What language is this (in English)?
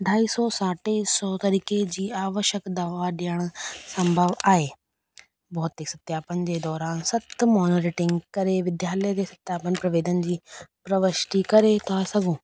Sindhi